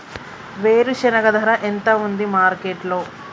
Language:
Telugu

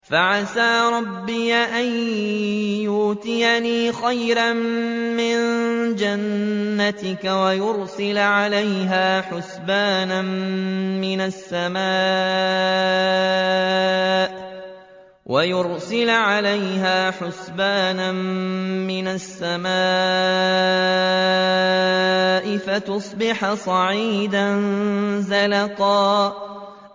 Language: Arabic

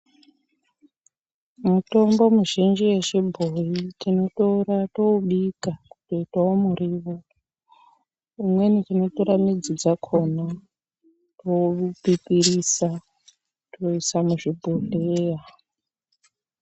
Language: Ndau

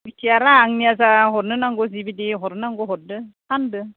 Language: Bodo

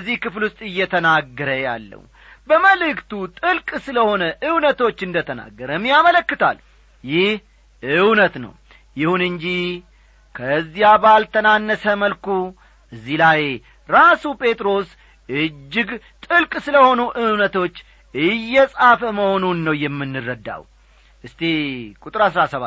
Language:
Amharic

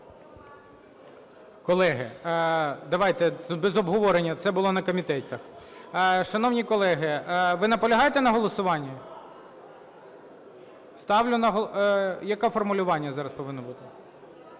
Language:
Ukrainian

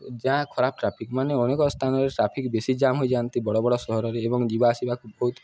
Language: Odia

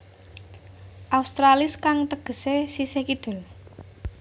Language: Javanese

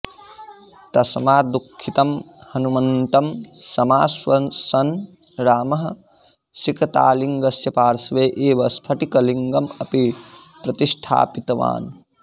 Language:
Sanskrit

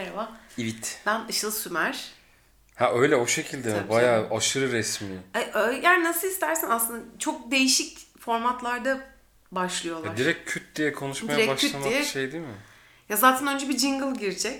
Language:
Turkish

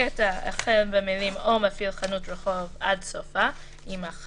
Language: Hebrew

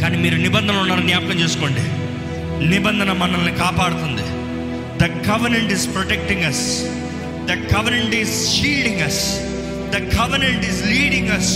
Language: Telugu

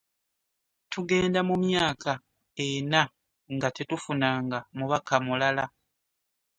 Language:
Ganda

